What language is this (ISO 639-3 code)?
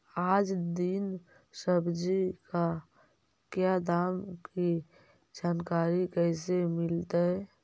mag